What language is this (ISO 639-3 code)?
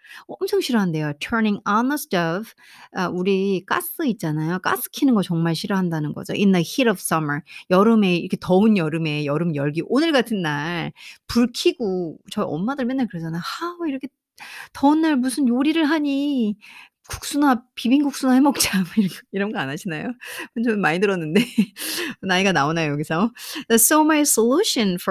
kor